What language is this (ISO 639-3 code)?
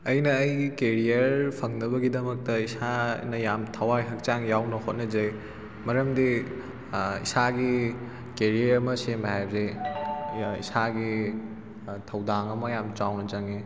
mni